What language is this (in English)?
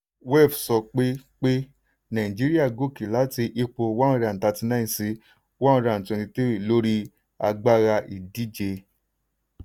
Yoruba